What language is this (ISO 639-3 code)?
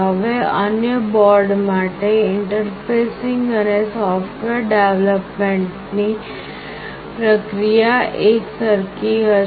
guj